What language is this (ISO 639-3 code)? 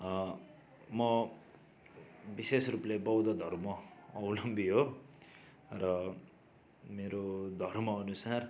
nep